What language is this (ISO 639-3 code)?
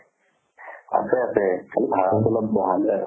asm